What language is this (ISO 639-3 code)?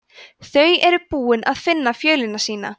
isl